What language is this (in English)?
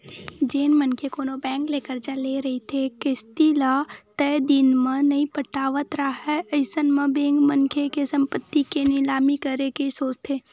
Chhattisgarhi